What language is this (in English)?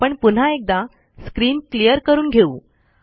Marathi